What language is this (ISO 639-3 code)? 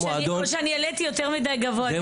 heb